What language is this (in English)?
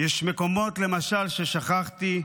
Hebrew